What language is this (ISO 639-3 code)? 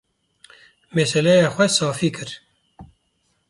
kur